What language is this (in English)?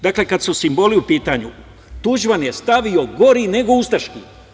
Serbian